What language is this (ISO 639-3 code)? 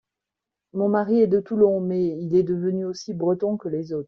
fra